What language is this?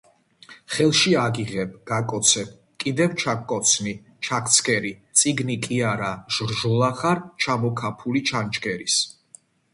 Georgian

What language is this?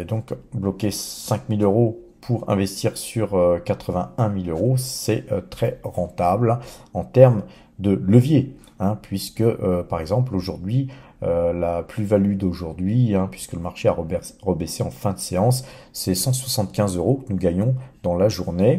French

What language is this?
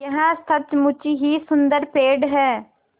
Hindi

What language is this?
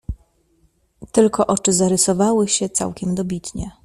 Polish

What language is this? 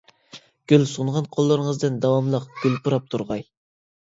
Uyghur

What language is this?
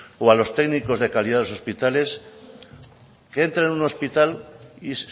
Spanish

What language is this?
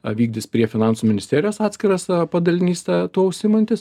Lithuanian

